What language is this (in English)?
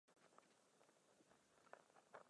Czech